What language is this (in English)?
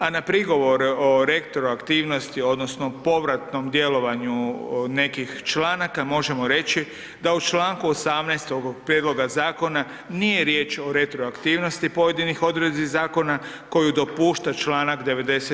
Croatian